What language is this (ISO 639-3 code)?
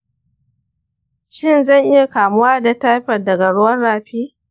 hau